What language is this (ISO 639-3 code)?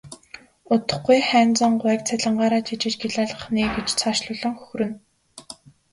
mon